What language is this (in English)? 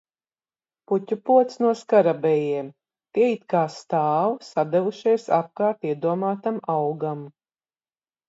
Latvian